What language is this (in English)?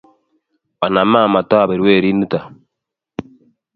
Kalenjin